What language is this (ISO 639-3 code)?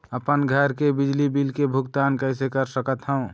hne